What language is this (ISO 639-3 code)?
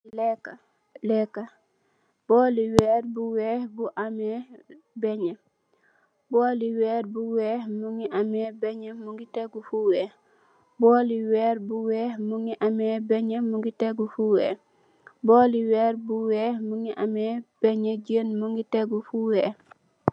wol